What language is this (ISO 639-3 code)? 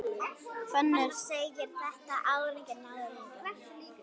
isl